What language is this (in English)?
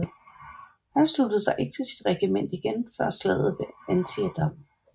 Danish